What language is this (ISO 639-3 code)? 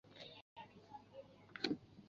zho